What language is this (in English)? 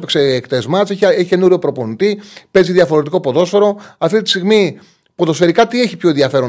Greek